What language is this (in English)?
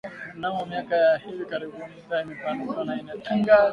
Swahili